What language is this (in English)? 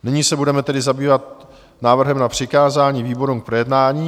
Czech